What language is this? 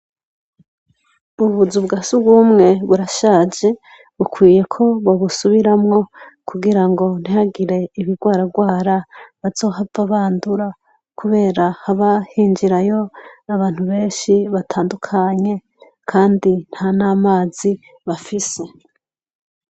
Rundi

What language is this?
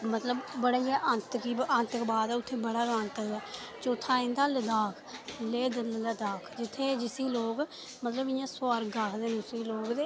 Dogri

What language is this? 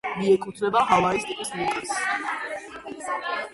Georgian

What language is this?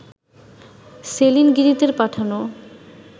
Bangla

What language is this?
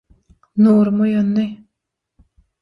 Turkmen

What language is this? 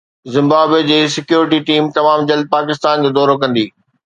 Sindhi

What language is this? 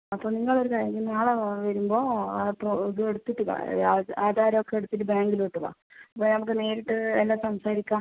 Malayalam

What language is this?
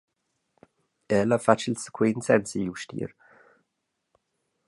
Romansh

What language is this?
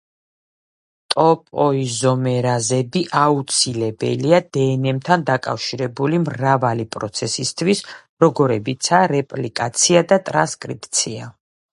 Georgian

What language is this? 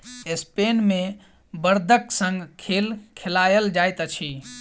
Maithili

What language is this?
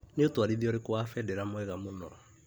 Kikuyu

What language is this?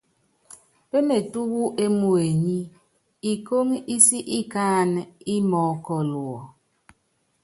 Yangben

